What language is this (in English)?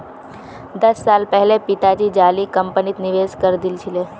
Magahi